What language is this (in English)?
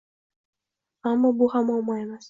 Uzbek